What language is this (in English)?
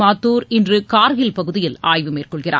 Tamil